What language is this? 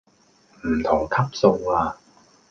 Cantonese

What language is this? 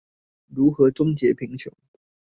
Chinese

